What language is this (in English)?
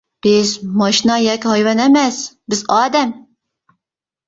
Uyghur